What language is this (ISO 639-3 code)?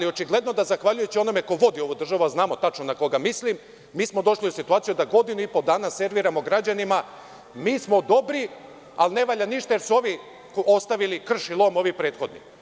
srp